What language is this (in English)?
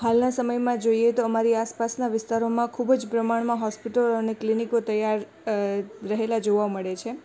Gujarati